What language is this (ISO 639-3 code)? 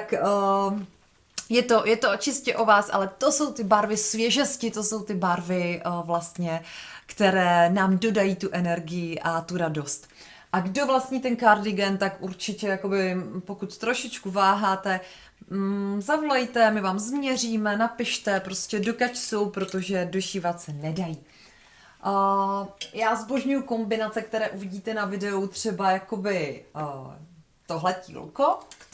ces